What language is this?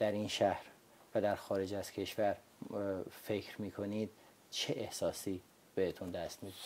Persian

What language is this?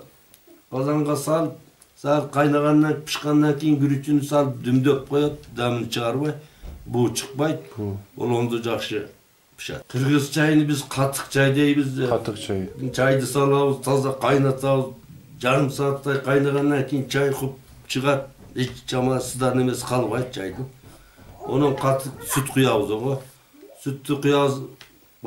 Turkish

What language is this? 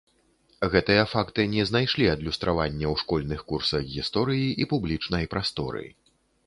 Belarusian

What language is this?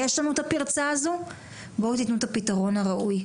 Hebrew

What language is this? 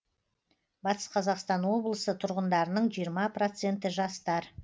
Kazakh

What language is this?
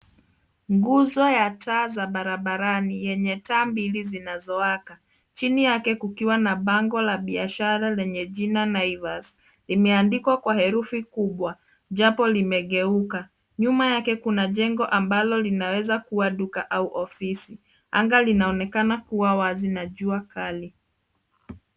Swahili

